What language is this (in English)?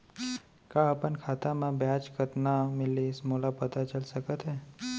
Chhattisgarhi